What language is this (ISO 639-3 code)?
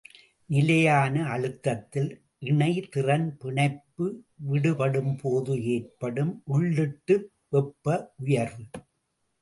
tam